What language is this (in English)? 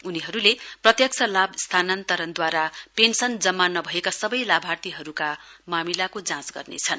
Nepali